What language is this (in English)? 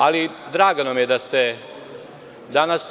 Serbian